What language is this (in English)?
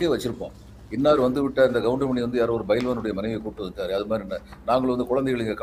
Tamil